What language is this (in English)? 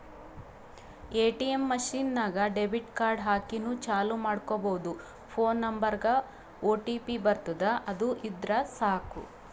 Kannada